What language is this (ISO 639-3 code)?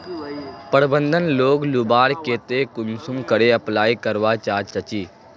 mag